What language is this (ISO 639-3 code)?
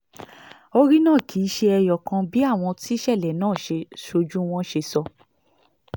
yor